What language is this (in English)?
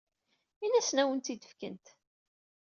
Kabyle